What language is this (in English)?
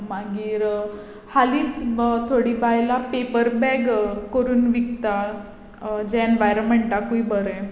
Konkani